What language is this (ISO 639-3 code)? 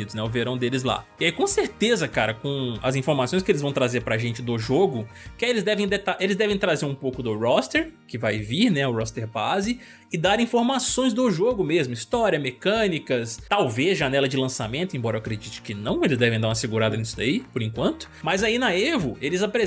por